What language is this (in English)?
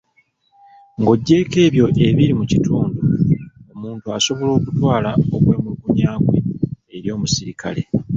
Ganda